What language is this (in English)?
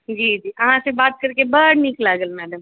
Maithili